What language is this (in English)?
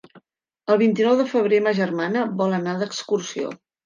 Catalan